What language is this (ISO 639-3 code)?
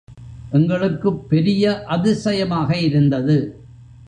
tam